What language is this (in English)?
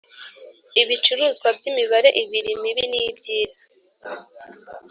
Kinyarwanda